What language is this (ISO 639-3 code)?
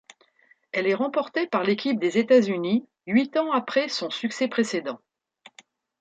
fra